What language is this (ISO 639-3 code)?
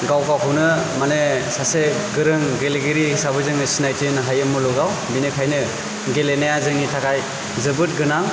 brx